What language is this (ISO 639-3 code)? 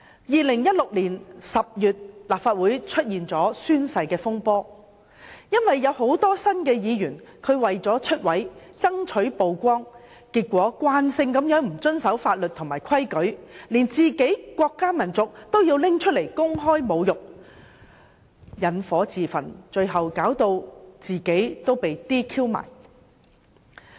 yue